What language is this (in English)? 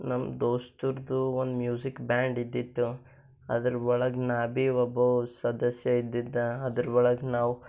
Kannada